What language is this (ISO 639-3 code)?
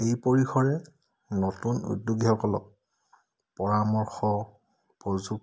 asm